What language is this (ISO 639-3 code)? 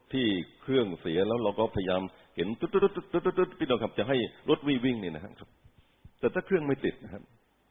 tha